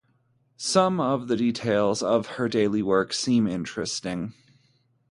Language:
English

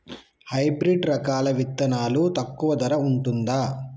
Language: Telugu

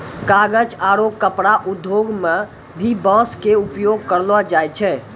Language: Maithili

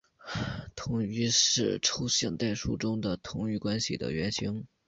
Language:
Chinese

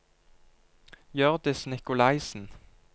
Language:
Norwegian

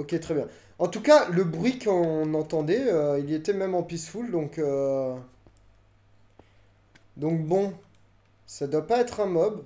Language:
French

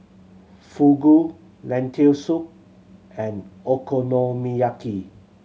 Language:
English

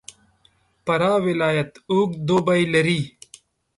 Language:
Pashto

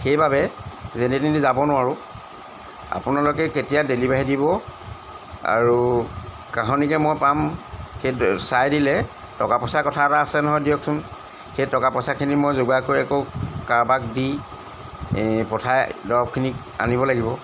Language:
Assamese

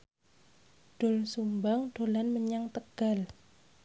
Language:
Javanese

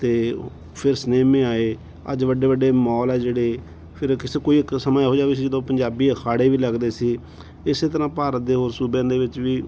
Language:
Punjabi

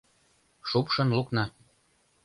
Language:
Mari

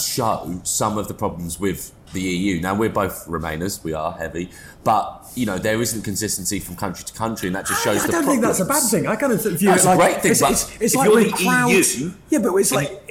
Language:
English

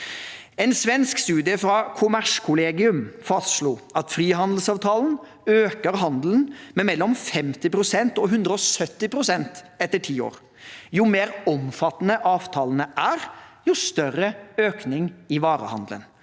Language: Norwegian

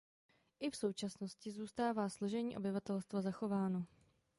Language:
Czech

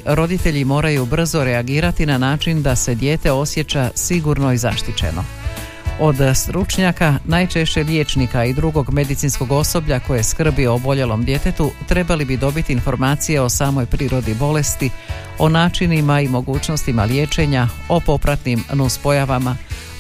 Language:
Croatian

